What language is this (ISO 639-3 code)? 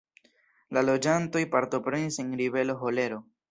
epo